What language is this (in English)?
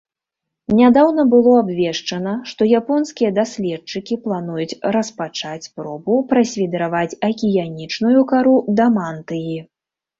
Belarusian